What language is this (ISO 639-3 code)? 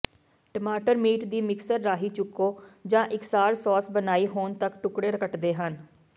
pan